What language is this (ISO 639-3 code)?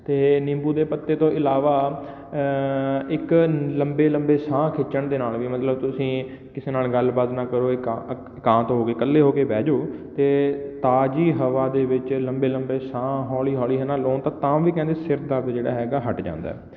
pan